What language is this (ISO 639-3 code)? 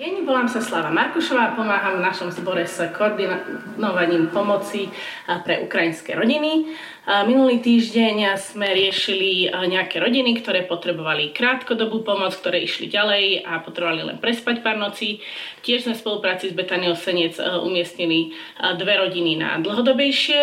slk